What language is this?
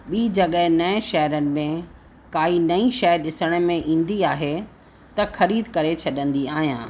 Sindhi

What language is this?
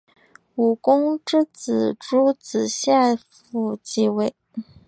Chinese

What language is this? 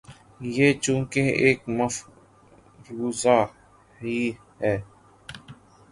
Urdu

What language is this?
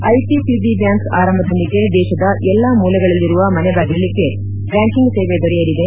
Kannada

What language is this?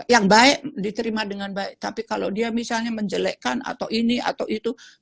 Indonesian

